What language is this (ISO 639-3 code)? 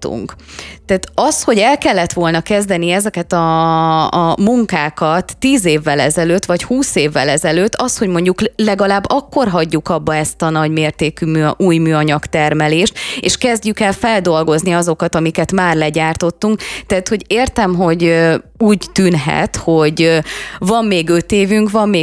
hun